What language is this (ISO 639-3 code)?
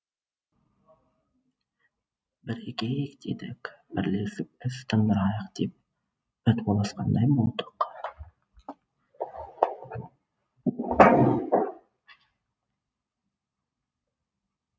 kaz